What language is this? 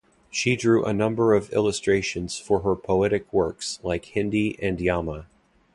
English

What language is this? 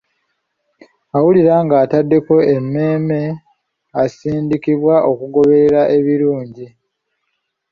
Ganda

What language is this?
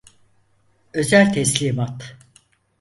Turkish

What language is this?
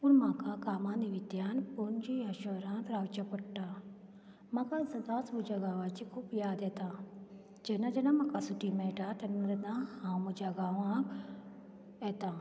Konkani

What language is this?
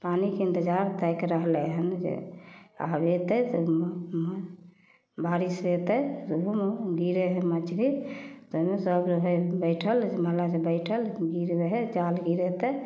Maithili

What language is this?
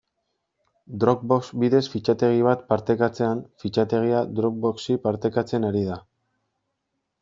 Basque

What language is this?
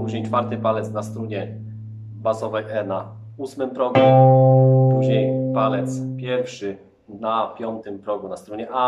Polish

